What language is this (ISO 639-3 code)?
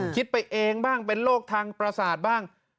tha